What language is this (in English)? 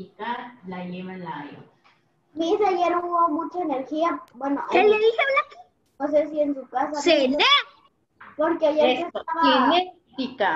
Spanish